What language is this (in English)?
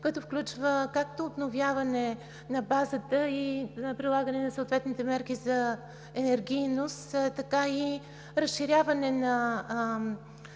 Bulgarian